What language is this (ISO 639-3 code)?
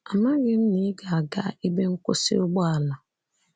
ibo